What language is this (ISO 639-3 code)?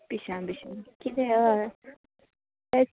kok